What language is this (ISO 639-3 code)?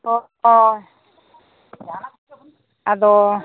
sat